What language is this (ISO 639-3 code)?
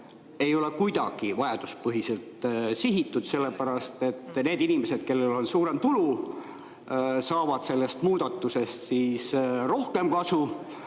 est